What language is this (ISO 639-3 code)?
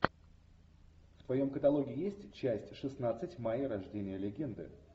rus